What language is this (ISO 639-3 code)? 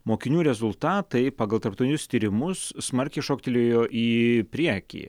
lit